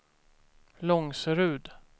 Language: Swedish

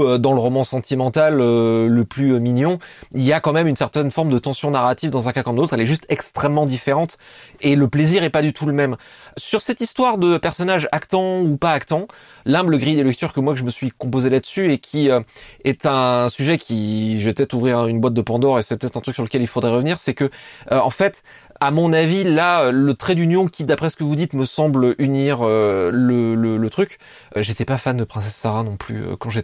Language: French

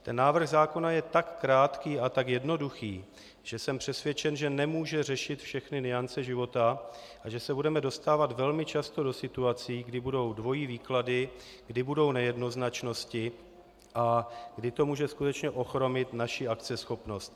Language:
Czech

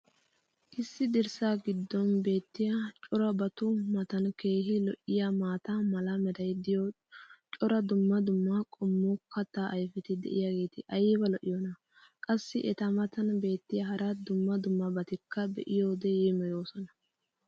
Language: Wolaytta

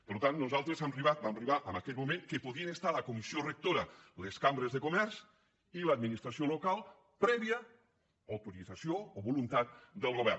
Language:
Catalan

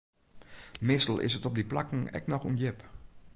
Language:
Western Frisian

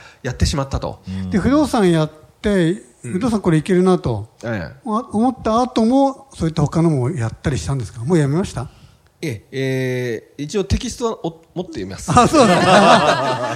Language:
Japanese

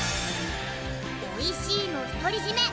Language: Japanese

